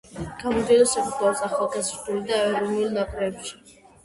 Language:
Georgian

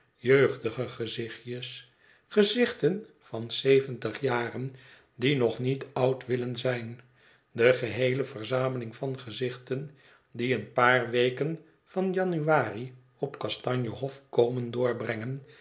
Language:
Dutch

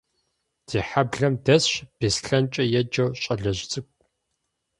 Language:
Kabardian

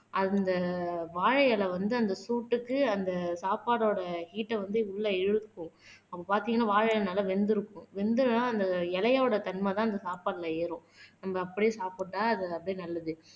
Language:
Tamil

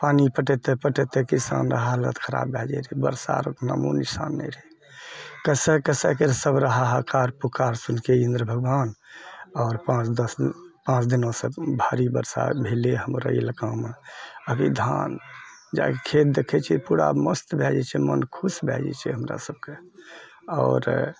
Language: Maithili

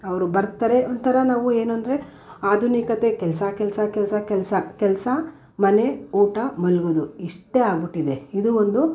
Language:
Kannada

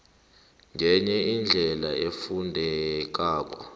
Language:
South Ndebele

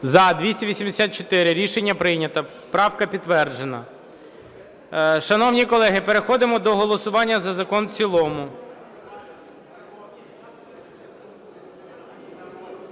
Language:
Ukrainian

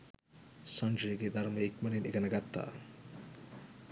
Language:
Sinhala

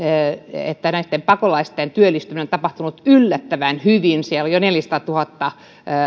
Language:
Finnish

